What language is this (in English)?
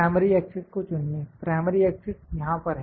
Hindi